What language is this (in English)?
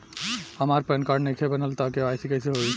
Bhojpuri